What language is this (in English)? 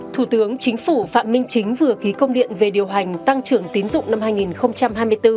Vietnamese